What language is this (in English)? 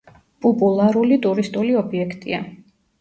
Georgian